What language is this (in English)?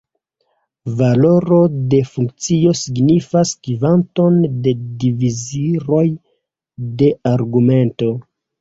Esperanto